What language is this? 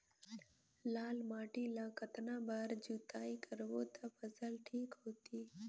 Chhattisgarhi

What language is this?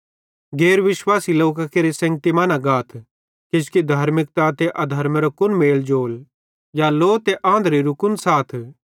Bhadrawahi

